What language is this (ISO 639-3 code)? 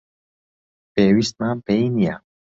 ckb